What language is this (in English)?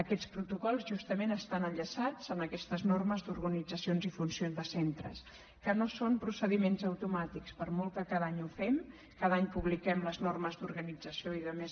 Catalan